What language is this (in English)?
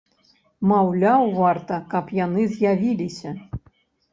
Belarusian